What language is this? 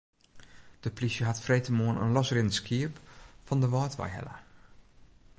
Western Frisian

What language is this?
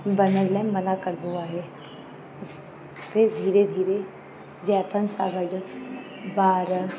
Sindhi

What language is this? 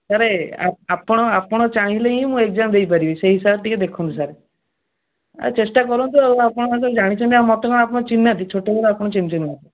Odia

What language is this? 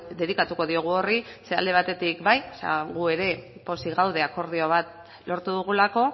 Basque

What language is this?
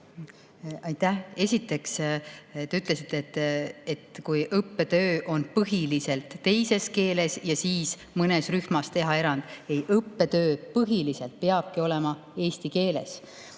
Estonian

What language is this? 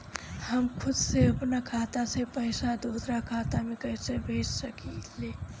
Bhojpuri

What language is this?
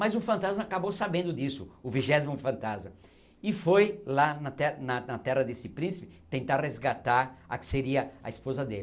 Portuguese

